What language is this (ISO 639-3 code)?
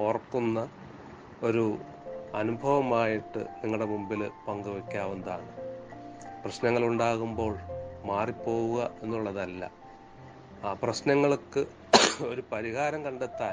mal